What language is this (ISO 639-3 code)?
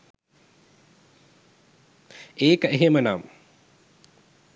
sin